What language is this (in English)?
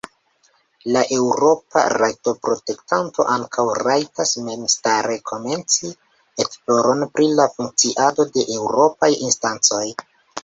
Esperanto